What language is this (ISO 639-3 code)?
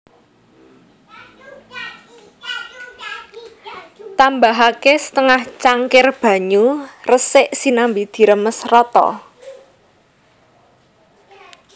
jav